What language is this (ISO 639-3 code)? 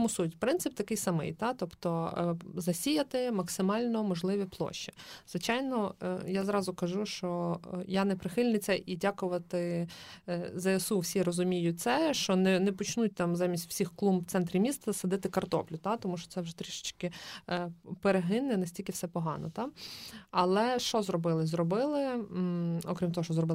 ukr